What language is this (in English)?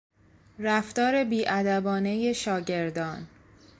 Persian